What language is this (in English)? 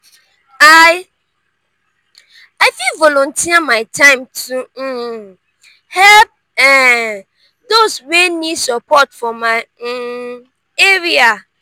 Nigerian Pidgin